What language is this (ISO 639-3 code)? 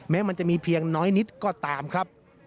tha